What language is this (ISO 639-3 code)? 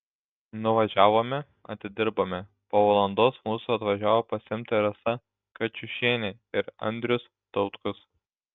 lit